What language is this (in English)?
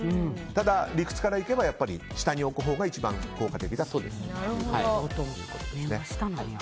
Japanese